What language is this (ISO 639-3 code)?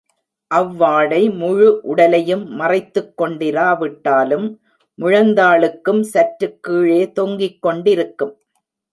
tam